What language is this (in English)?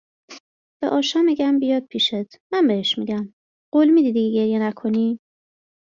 Persian